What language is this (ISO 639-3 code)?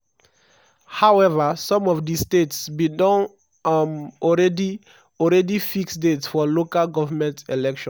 pcm